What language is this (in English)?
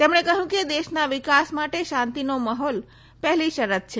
Gujarati